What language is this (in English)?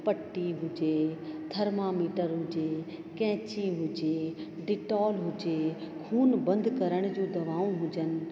Sindhi